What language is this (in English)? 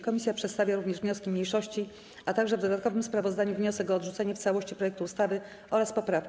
Polish